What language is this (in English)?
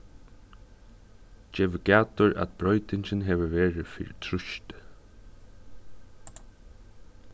Faroese